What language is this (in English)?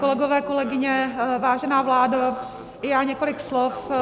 Czech